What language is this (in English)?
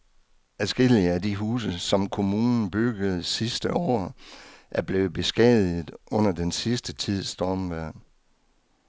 Danish